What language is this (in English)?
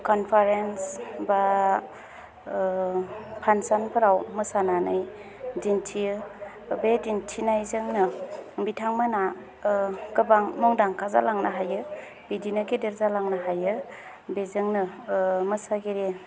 Bodo